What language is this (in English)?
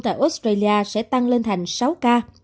Vietnamese